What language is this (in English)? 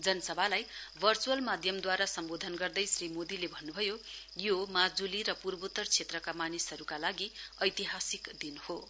Nepali